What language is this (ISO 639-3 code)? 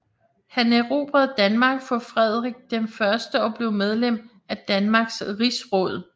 dan